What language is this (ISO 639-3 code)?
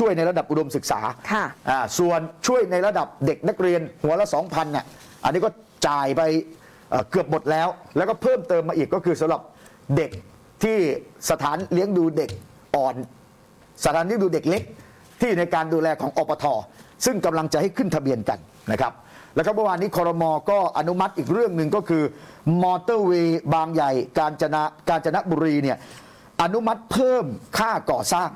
tha